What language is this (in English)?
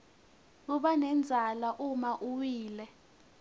Swati